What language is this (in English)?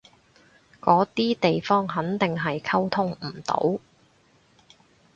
Cantonese